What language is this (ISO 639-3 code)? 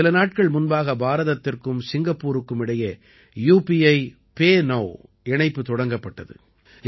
tam